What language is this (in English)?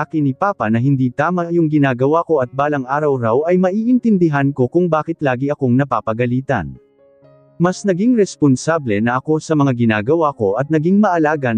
Filipino